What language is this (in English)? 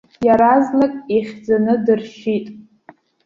Abkhazian